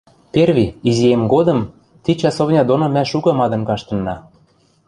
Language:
Western Mari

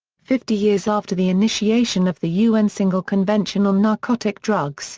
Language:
English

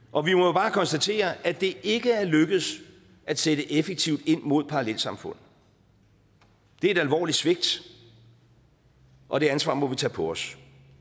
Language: Danish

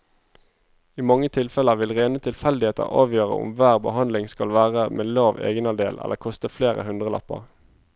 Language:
Norwegian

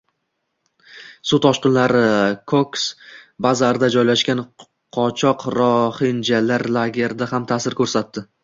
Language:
Uzbek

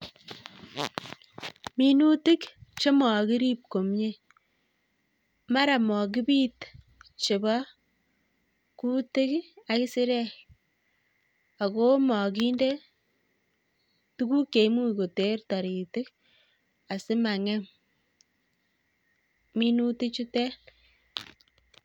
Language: Kalenjin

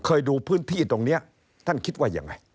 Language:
Thai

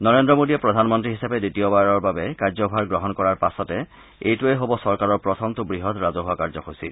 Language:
Assamese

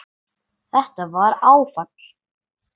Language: Icelandic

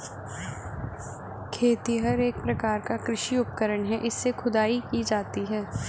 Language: Hindi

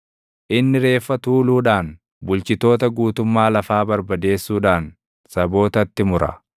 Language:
Oromo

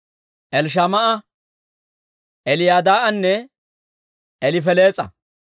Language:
Dawro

